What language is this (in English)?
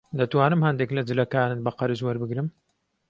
Central Kurdish